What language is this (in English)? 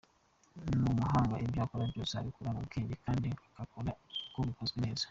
Kinyarwanda